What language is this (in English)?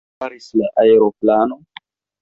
Esperanto